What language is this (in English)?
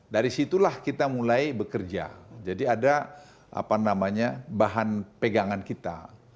Indonesian